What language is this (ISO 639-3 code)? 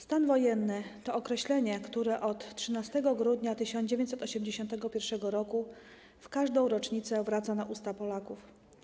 pol